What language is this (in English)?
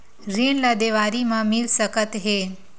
Chhattisgarhi